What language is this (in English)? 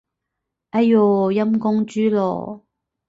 Cantonese